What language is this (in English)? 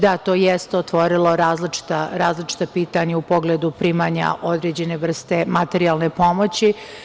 Serbian